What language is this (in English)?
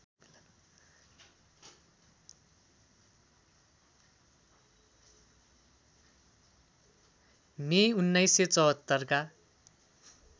Nepali